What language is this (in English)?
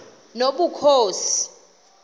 Xhosa